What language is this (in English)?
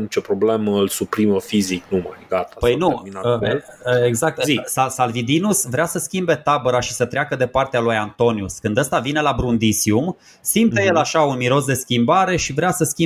Romanian